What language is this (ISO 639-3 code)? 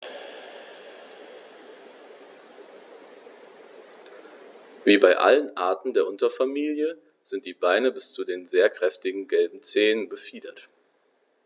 deu